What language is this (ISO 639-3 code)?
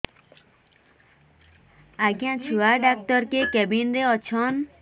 ori